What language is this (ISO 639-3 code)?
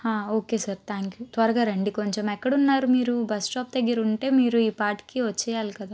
tel